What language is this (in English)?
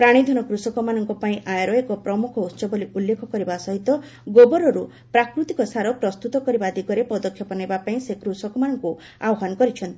Odia